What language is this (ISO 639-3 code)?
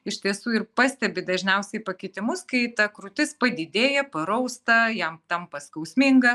lit